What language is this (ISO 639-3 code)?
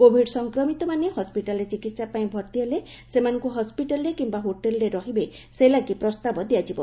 ori